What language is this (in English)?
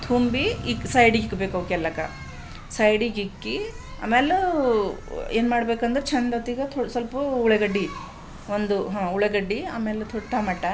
Kannada